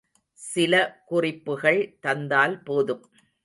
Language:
Tamil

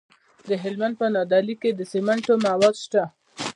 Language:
Pashto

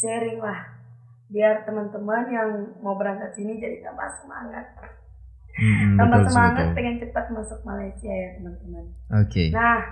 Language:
Indonesian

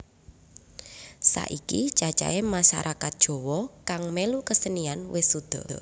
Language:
Javanese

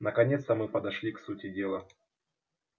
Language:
Russian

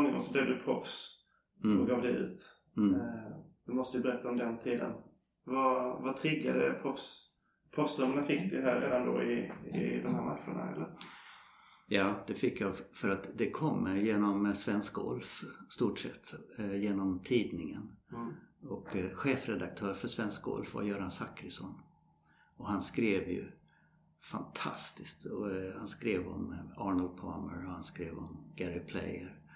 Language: Swedish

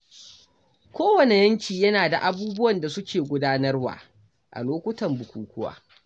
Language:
Hausa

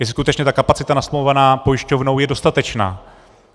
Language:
Czech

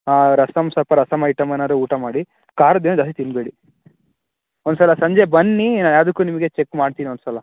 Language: Kannada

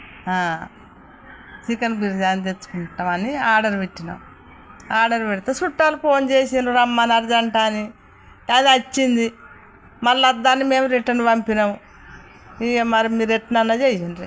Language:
Telugu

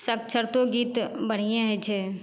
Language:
Maithili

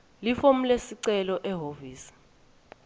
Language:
Swati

